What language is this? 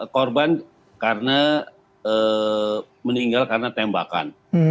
Indonesian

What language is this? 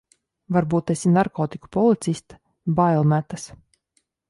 Latvian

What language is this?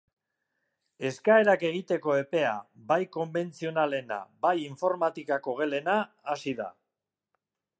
Basque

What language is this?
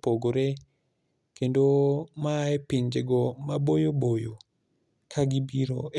Luo (Kenya and Tanzania)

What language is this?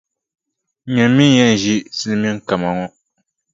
Dagbani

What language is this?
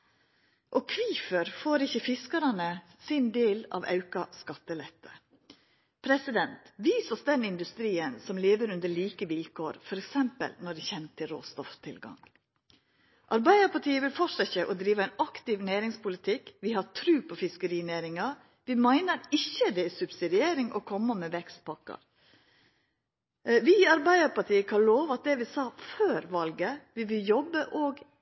Norwegian Nynorsk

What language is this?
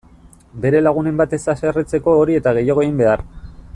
Basque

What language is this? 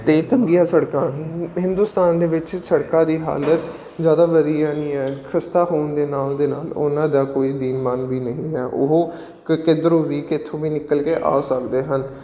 Punjabi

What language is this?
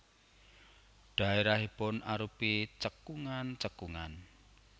Javanese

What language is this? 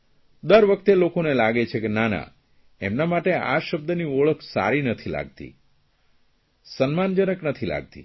Gujarati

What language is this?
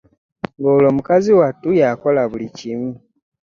Ganda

